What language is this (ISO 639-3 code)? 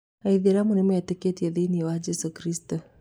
kik